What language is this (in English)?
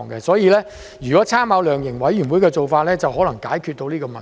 Cantonese